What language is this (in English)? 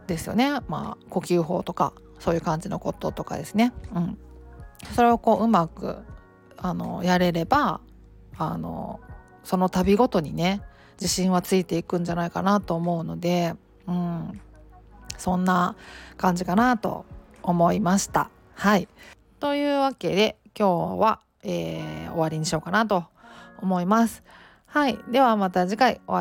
Japanese